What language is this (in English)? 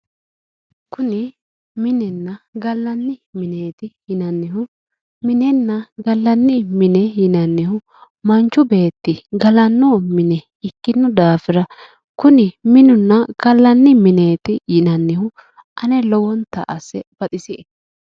Sidamo